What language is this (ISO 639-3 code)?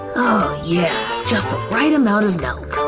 eng